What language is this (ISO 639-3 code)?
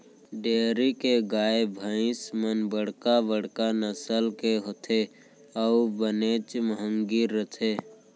hne